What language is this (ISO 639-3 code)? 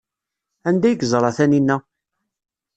kab